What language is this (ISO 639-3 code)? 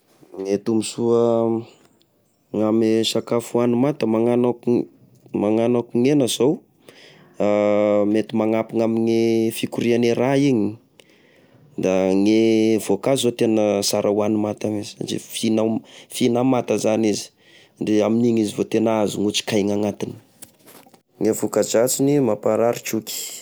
tkg